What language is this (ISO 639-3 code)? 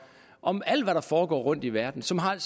dan